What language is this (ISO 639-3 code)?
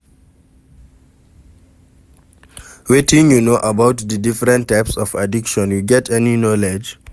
pcm